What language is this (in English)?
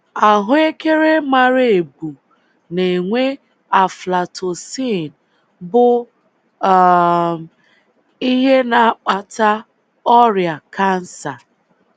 Igbo